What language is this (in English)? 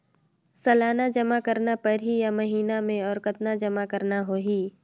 Chhattisgarhi